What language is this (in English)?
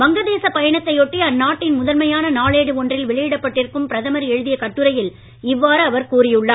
Tamil